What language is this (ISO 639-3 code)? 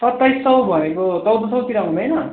nep